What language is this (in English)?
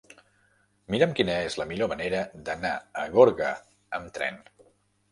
Catalan